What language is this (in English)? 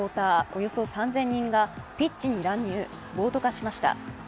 Japanese